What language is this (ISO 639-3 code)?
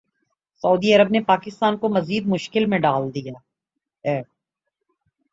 urd